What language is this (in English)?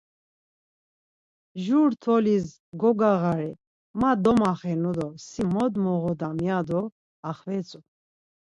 Laz